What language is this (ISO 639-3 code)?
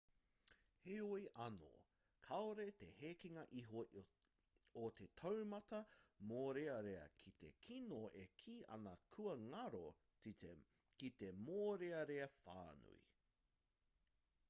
mri